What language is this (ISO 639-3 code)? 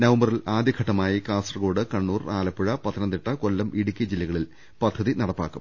mal